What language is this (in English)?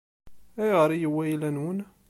Kabyle